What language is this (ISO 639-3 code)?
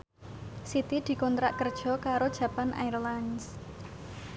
jav